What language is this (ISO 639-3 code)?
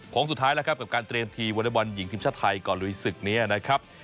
tha